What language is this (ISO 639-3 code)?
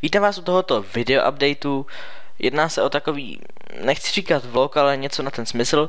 ces